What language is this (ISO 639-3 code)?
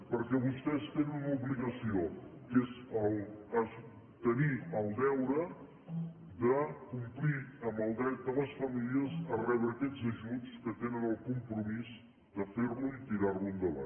cat